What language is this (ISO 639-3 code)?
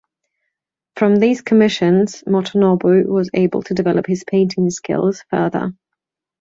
eng